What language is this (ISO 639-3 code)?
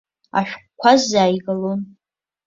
abk